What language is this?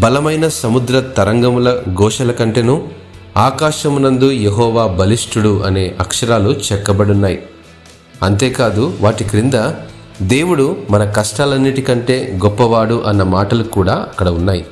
Telugu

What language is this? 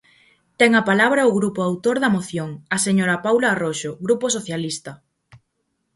Galician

